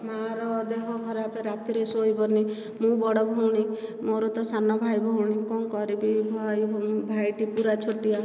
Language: Odia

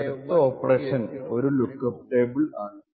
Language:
Malayalam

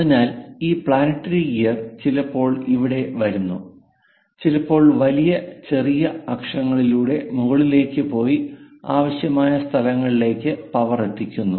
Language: Malayalam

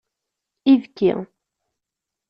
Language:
Kabyle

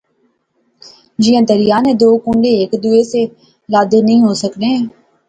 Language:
Pahari-Potwari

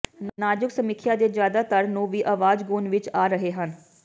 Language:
Punjabi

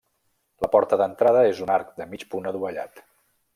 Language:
Catalan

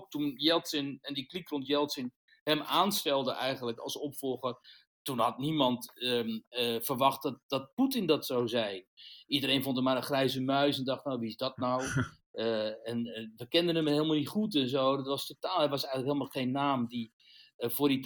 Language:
Dutch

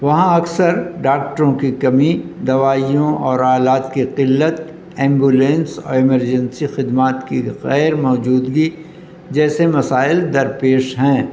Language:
Urdu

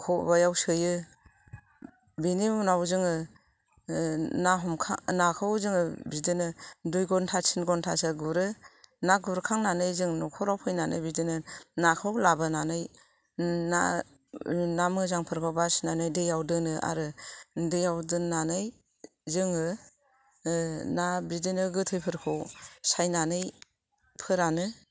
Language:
Bodo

